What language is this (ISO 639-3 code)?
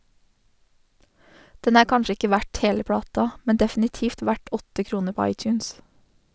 nor